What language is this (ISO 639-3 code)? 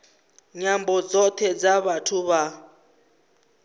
ven